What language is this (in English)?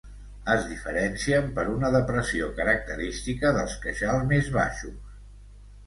Catalan